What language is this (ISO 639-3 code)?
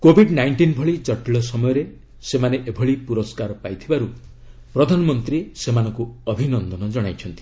ori